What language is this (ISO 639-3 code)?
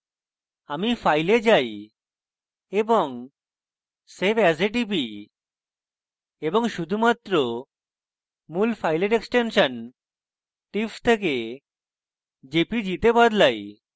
ben